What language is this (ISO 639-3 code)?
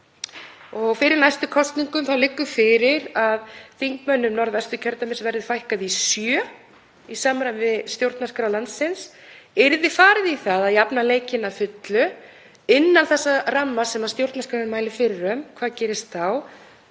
isl